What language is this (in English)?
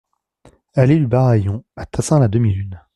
French